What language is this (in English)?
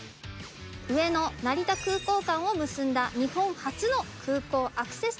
Japanese